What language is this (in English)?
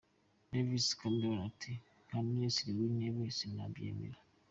Kinyarwanda